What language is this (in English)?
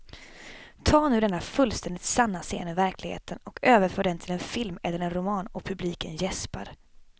Swedish